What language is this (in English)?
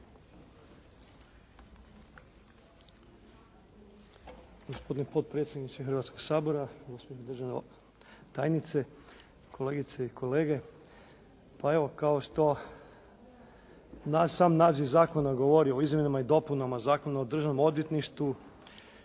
Croatian